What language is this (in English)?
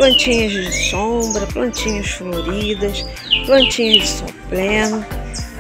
Portuguese